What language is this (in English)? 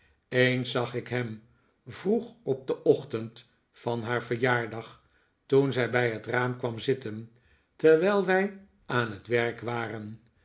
Dutch